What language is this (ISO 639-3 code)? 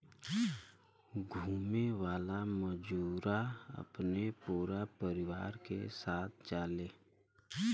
bho